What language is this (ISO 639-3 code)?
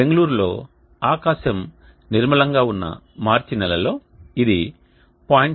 tel